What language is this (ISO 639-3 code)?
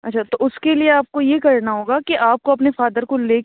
urd